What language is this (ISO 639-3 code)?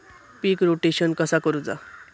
mar